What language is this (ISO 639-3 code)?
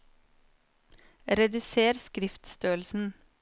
nor